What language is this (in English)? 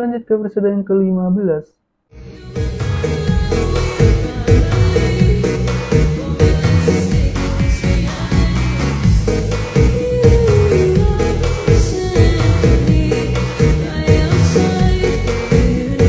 Indonesian